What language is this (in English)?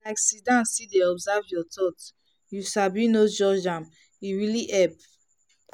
Nigerian Pidgin